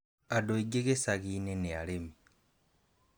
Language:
Kikuyu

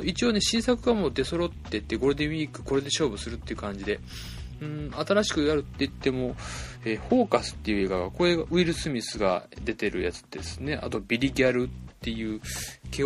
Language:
Japanese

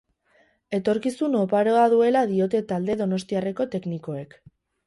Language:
Basque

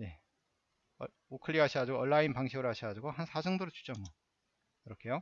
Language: Korean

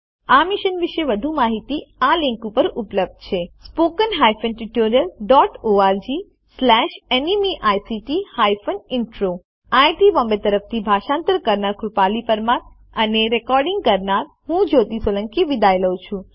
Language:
Gujarati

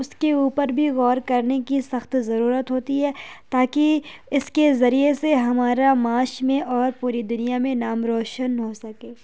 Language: Urdu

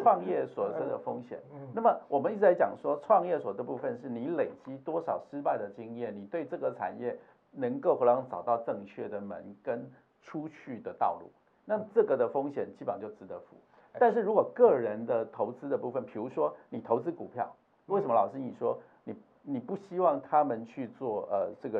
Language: Chinese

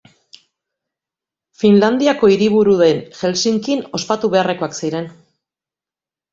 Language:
Basque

